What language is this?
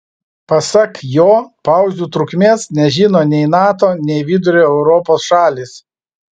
Lithuanian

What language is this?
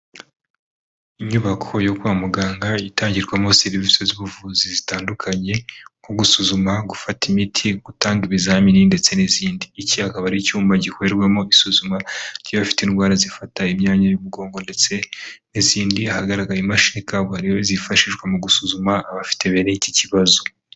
Kinyarwanda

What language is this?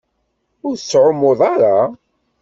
Kabyle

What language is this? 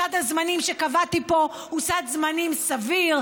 Hebrew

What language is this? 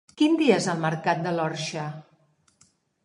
Catalan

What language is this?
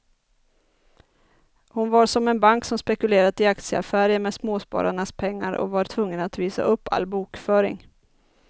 Swedish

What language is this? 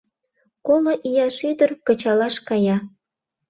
Mari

